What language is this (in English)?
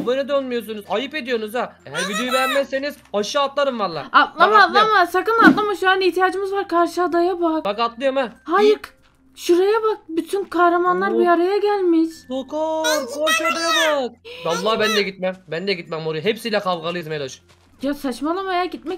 Turkish